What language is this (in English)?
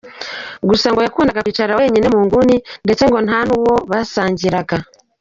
Kinyarwanda